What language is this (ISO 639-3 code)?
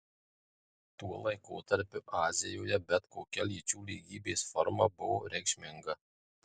lit